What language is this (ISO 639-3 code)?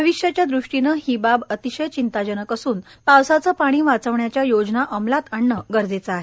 mar